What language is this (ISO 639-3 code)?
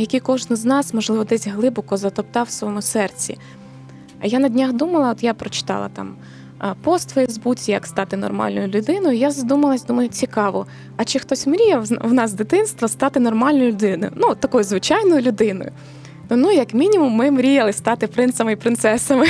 ukr